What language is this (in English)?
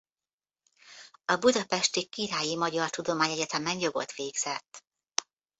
Hungarian